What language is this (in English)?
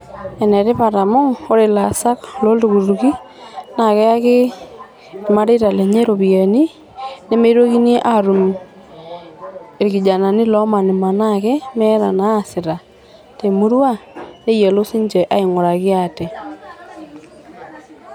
Masai